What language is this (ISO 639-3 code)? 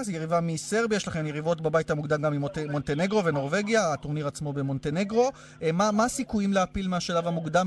heb